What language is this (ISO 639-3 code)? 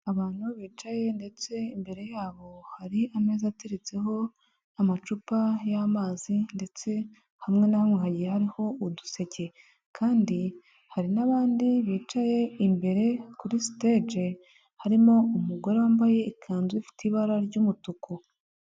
kin